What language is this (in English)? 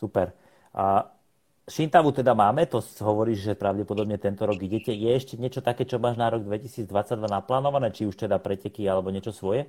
Slovak